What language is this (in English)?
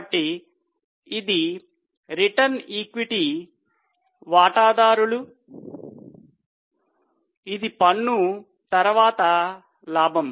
Telugu